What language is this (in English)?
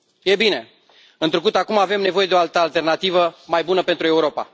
Romanian